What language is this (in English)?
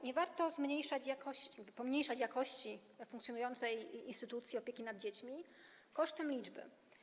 Polish